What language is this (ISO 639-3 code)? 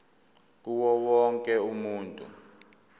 zul